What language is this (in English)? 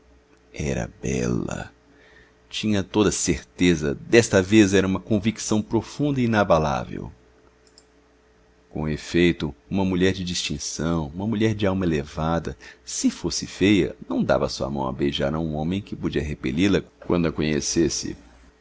Portuguese